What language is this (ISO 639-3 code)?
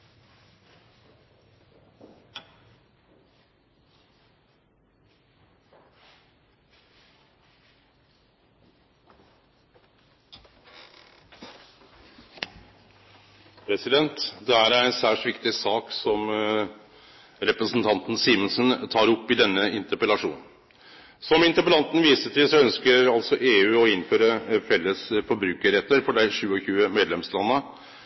nno